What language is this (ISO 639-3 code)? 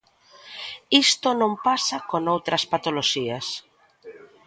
glg